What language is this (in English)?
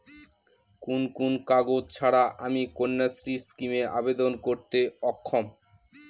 Bangla